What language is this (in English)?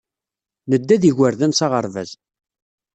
Kabyle